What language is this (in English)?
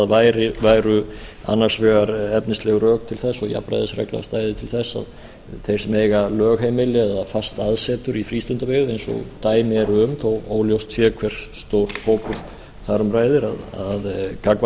Icelandic